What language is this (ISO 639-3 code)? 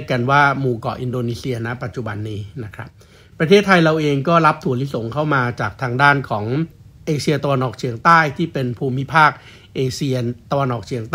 tha